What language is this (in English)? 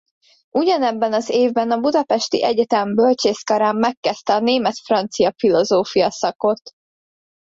Hungarian